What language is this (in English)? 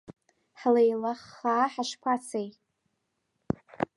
Abkhazian